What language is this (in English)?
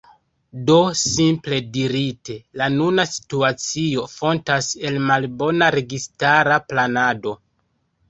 Esperanto